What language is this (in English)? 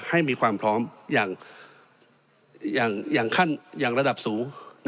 Thai